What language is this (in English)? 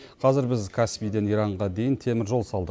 Kazakh